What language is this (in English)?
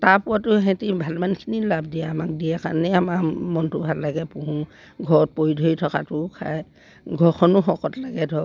Assamese